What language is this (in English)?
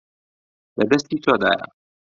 Central Kurdish